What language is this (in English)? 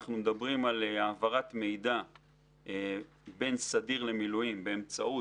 Hebrew